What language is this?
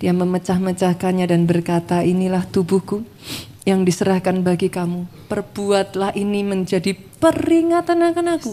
Indonesian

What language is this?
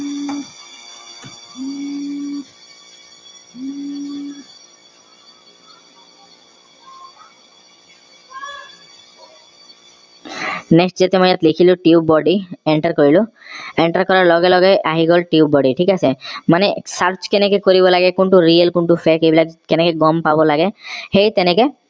Assamese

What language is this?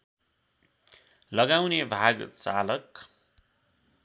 Nepali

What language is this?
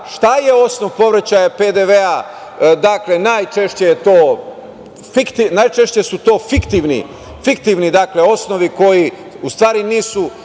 Serbian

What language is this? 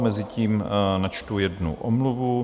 Czech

